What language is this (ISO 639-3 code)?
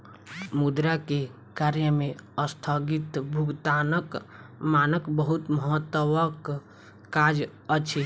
mai